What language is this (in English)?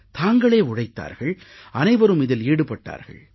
Tamil